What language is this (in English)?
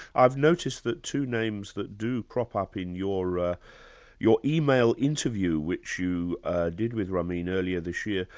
English